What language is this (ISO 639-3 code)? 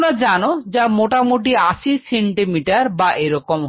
ben